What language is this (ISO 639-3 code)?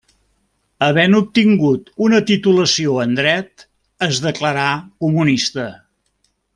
cat